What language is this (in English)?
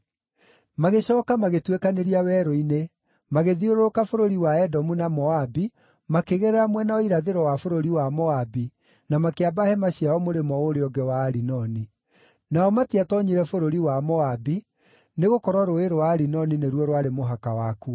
Kikuyu